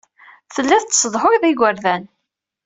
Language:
Kabyle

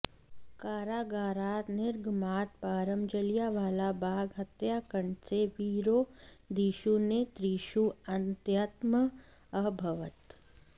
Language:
Sanskrit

